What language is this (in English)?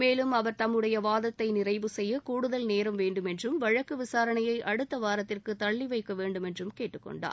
Tamil